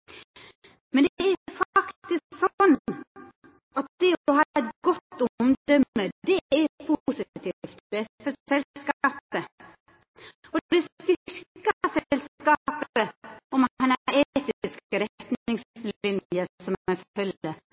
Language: Norwegian Nynorsk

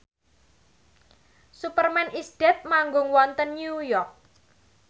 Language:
Javanese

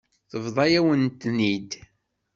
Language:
Kabyle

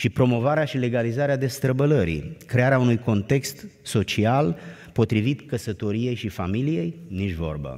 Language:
Romanian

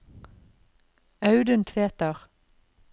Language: Norwegian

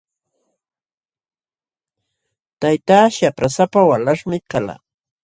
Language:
Jauja Wanca Quechua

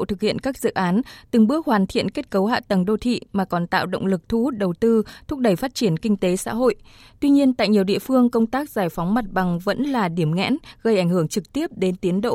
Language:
Vietnamese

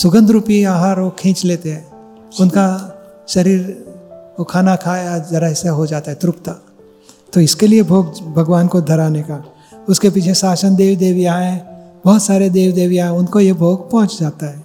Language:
Gujarati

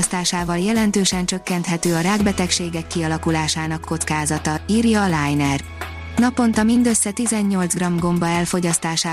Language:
Hungarian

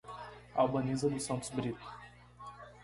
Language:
Portuguese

